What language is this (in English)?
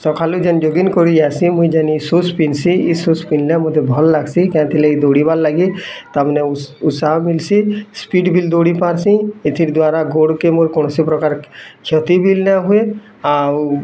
Odia